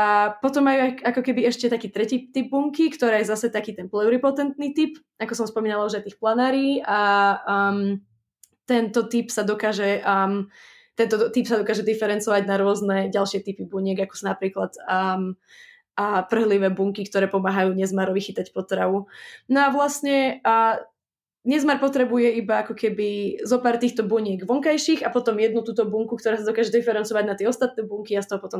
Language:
Slovak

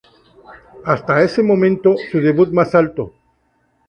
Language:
Spanish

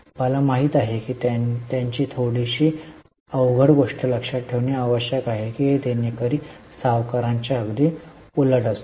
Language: Marathi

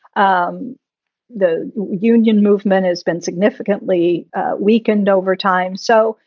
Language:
English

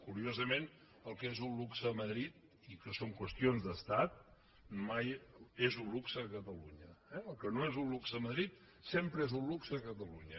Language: Catalan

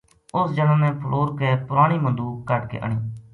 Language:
Gujari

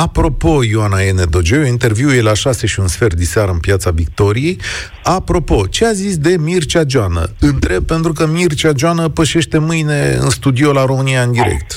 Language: Romanian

